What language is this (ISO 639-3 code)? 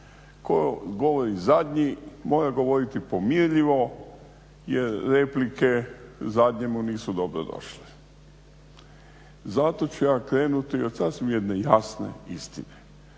hrv